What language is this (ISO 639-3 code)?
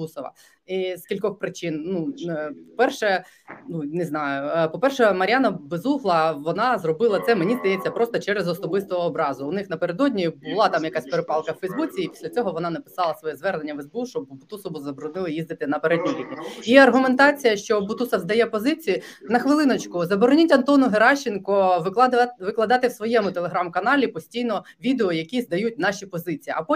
ukr